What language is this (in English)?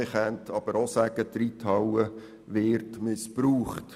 Swiss German